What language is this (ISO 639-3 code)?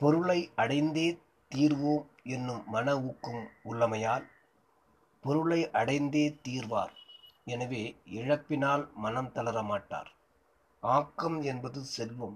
tam